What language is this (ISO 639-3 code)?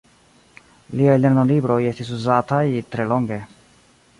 epo